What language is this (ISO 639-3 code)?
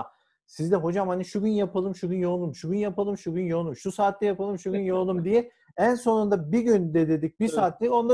tur